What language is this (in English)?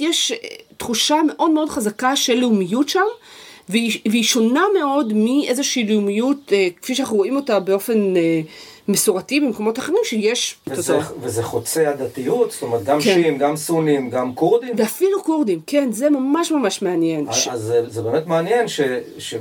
Hebrew